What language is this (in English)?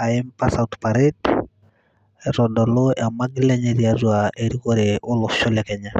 Masai